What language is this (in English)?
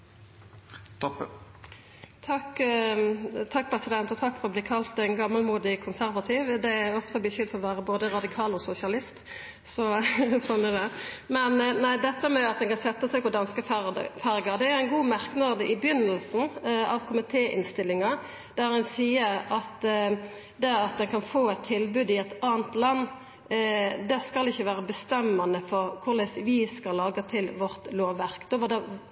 Norwegian